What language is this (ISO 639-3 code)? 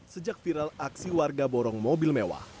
ind